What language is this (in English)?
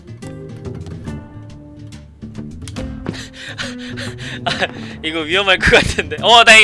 Korean